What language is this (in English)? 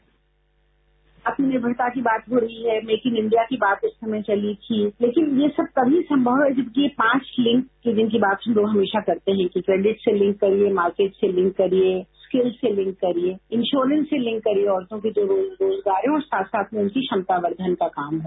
Hindi